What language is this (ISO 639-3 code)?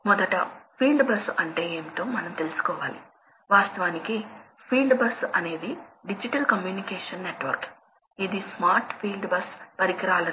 tel